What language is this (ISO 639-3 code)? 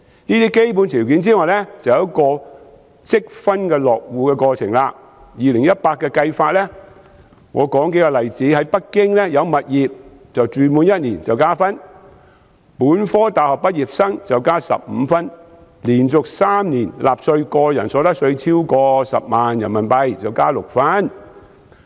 yue